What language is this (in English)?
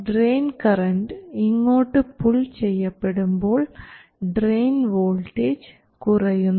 Malayalam